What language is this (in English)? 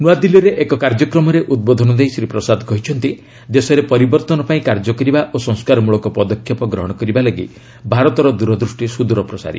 Odia